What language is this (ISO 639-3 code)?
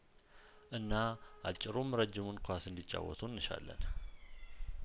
amh